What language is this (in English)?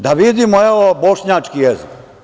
Serbian